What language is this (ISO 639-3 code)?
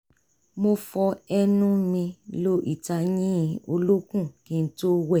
yor